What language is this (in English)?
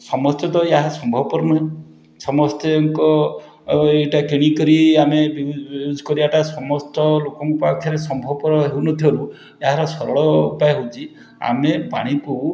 Odia